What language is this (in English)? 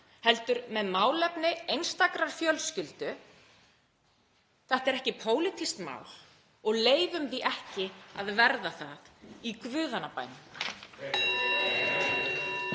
Icelandic